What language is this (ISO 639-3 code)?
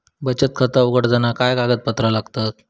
mar